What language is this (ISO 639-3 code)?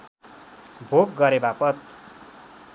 nep